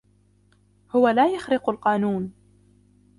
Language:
Arabic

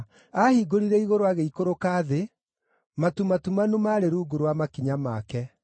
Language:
Kikuyu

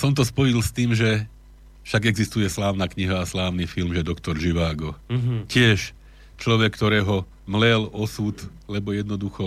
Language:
Slovak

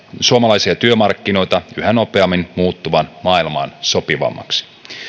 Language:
Finnish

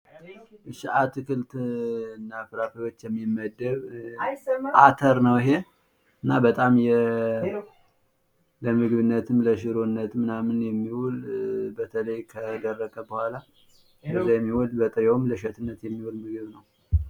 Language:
Amharic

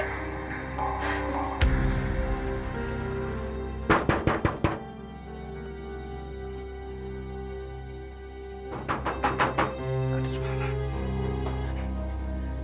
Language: Indonesian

